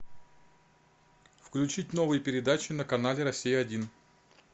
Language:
Russian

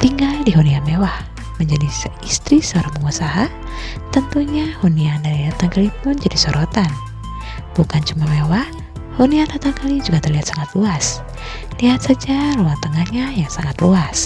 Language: Indonesian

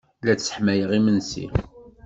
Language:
Kabyle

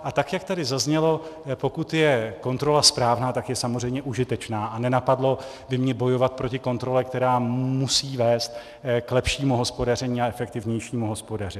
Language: Czech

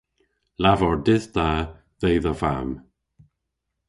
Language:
Cornish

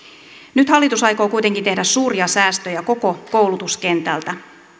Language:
Finnish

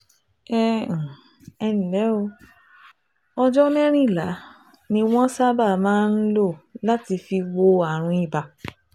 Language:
Yoruba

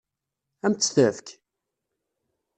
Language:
Kabyle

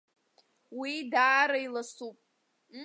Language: Abkhazian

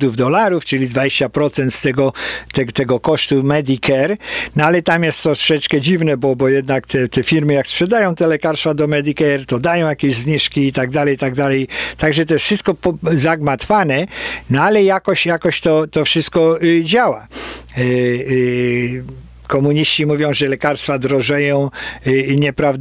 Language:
Polish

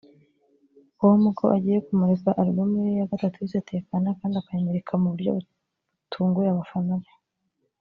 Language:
Kinyarwanda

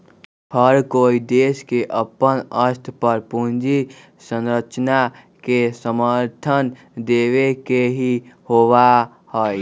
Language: Magahi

